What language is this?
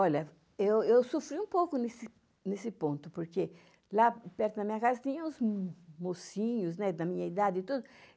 Portuguese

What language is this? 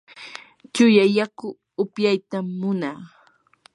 Yanahuanca Pasco Quechua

